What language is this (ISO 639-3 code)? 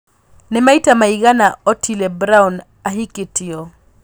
kik